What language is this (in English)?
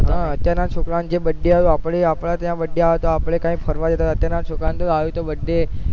Gujarati